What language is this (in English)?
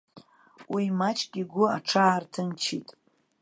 Abkhazian